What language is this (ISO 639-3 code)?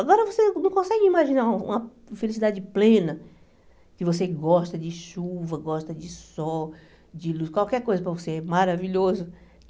por